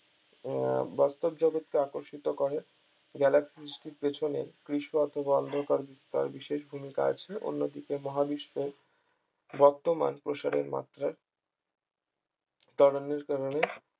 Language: Bangla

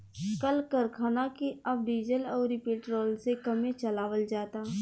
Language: Bhojpuri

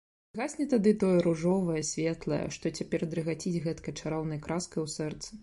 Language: Belarusian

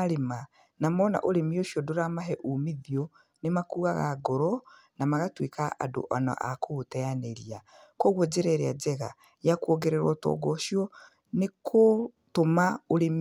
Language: Kikuyu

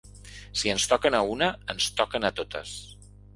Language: Catalan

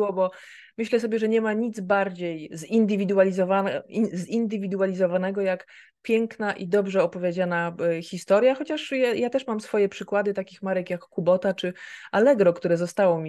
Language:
Polish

